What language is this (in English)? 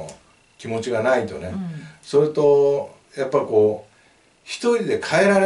Japanese